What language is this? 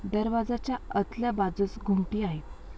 Marathi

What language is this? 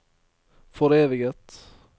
Norwegian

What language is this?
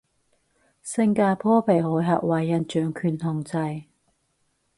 Cantonese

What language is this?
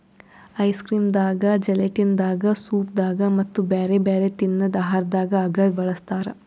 Kannada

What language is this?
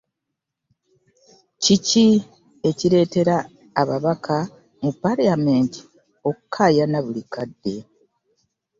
Ganda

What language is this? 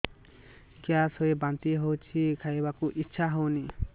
Odia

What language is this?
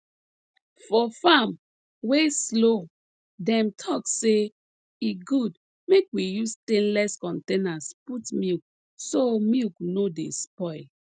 Nigerian Pidgin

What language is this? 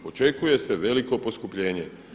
Croatian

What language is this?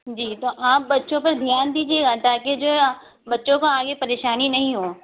Urdu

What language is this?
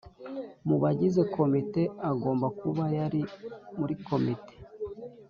Kinyarwanda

